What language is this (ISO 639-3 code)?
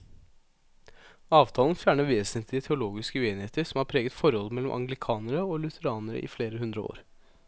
nor